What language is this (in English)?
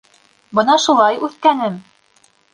Bashkir